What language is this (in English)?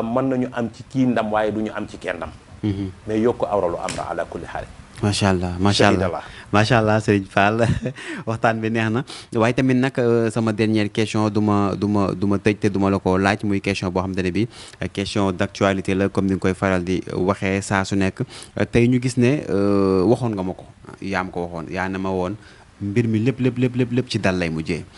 Indonesian